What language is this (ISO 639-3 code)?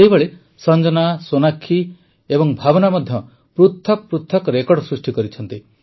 ori